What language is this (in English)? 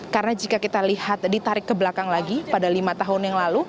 Indonesian